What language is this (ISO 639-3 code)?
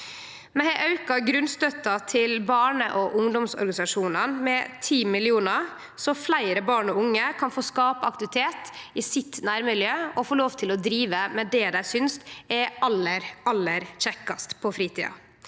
nor